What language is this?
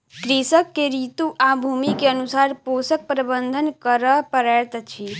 Maithili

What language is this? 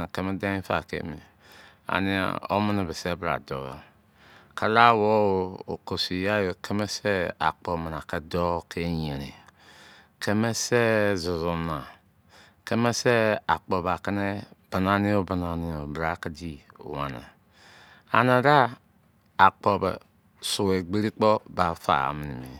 Izon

